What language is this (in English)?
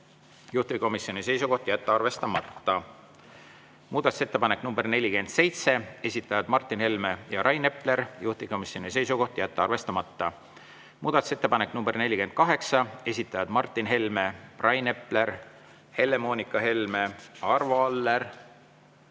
Estonian